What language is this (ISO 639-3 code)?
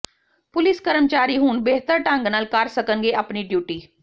pan